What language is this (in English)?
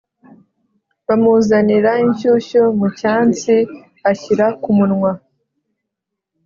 Kinyarwanda